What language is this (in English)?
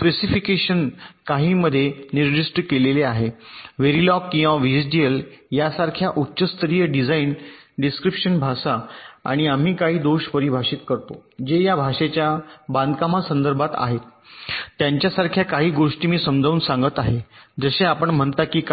Marathi